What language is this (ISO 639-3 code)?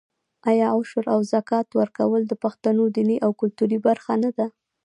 pus